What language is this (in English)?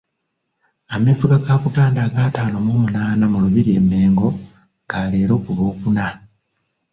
Ganda